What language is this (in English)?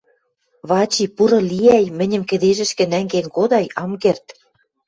Western Mari